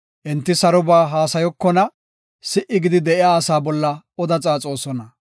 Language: Gofa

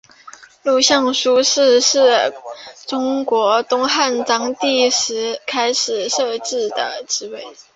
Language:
Chinese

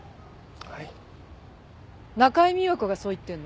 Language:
Japanese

